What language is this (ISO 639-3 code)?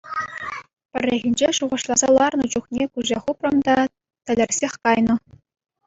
chv